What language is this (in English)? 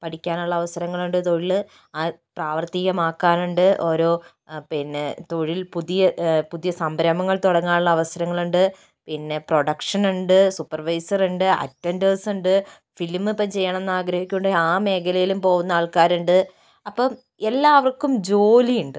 Malayalam